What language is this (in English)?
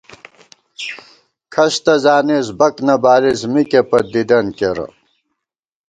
Gawar-Bati